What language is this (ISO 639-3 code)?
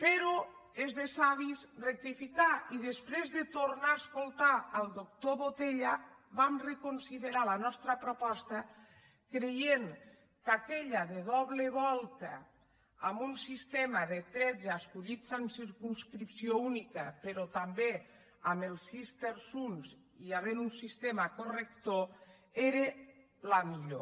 cat